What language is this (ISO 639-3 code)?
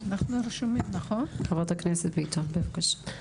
heb